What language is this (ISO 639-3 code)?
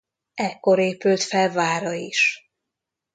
hun